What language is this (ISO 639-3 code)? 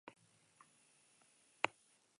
eus